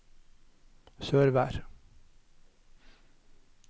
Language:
Norwegian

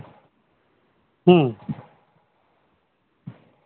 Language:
Santali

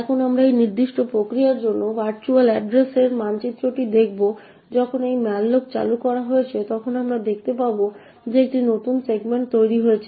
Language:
Bangla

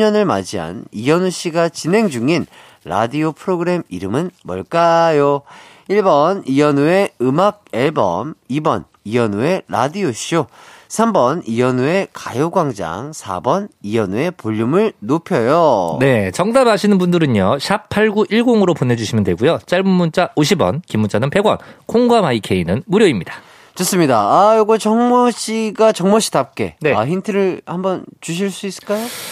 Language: Korean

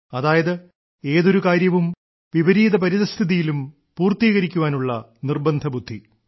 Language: Malayalam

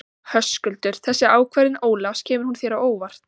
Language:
Icelandic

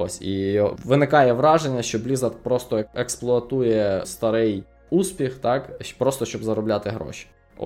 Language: Ukrainian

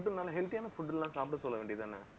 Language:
Tamil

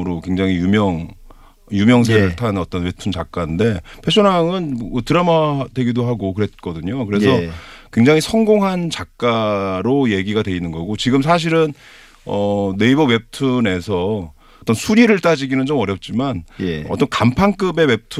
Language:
Korean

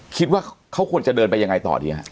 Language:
Thai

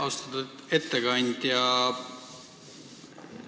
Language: Estonian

